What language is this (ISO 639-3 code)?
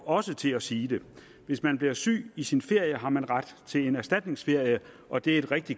dan